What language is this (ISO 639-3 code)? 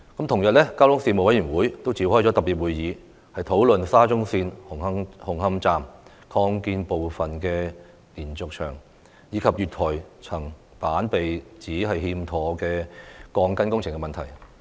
yue